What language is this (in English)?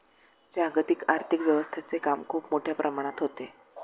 Marathi